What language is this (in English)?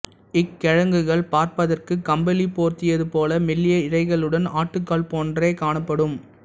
Tamil